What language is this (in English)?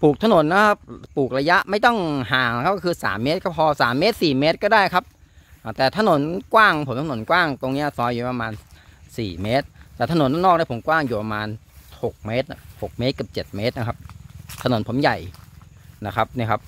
Thai